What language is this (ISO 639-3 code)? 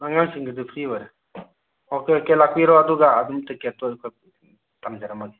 mni